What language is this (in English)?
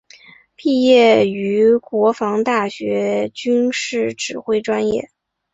Chinese